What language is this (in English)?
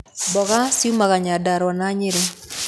Kikuyu